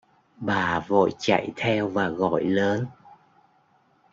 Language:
Vietnamese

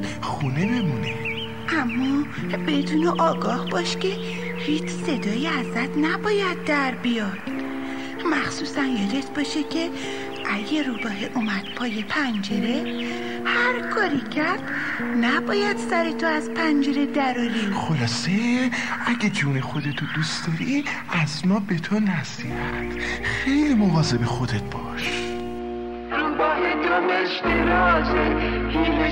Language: Persian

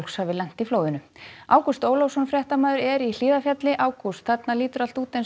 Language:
Icelandic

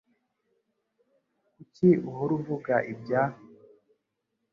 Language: Kinyarwanda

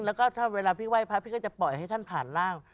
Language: Thai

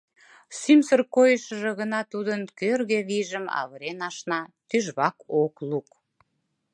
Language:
Mari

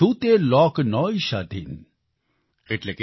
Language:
Gujarati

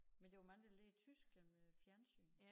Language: Danish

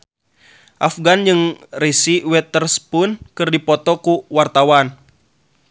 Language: Sundanese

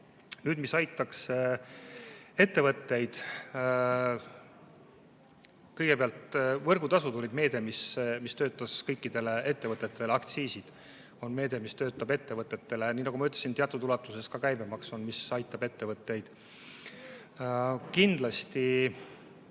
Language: Estonian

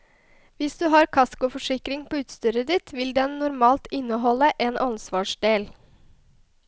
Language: Norwegian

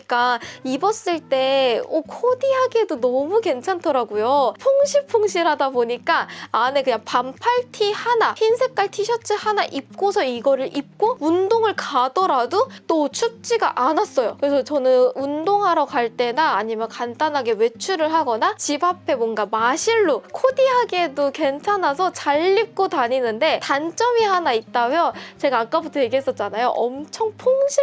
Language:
Korean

